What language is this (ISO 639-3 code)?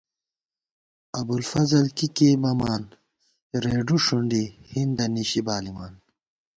gwt